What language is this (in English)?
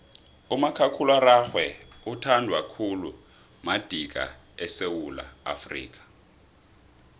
South Ndebele